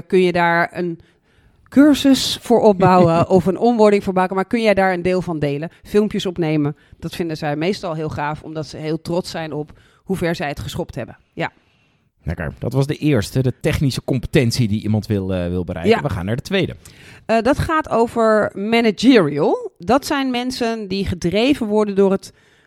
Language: Dutch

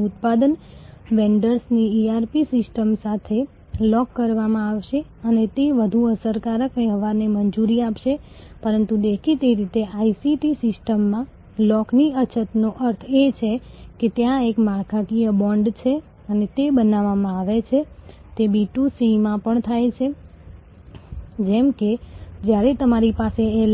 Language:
Gujarati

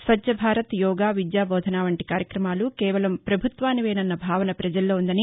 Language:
Telugu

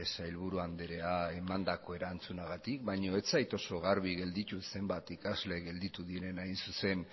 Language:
Basque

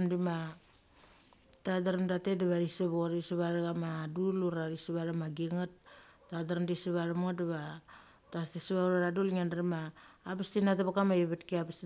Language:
Mali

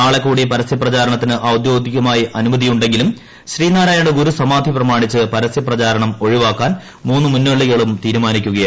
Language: Malayalam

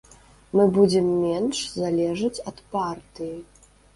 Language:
Belarusian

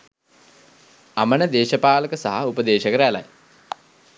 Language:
Sinhala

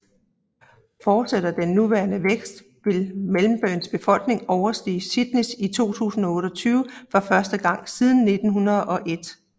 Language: Danish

